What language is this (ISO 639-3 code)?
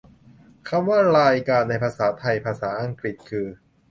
tha